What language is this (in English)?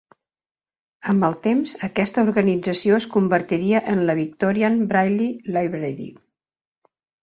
Catalan